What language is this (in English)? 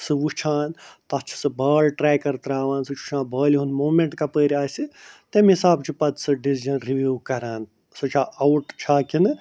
Kashmiri